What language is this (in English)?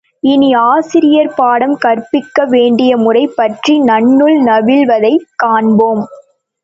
Tamil